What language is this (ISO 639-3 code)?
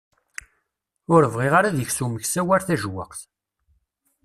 kab